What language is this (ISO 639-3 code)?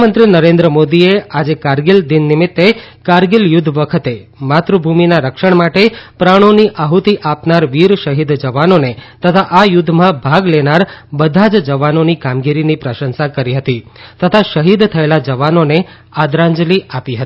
guj